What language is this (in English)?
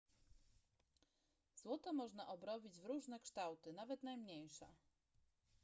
Polish